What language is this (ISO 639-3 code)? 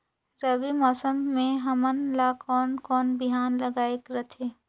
hne